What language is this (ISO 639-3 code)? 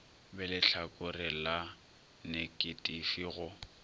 nso